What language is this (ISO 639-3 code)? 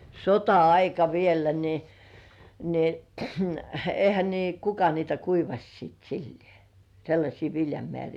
fin